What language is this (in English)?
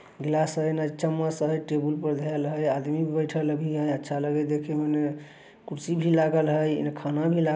Magahi